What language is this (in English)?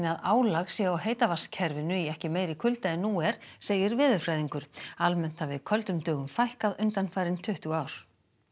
Icelandic